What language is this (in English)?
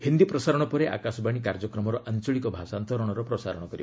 Odia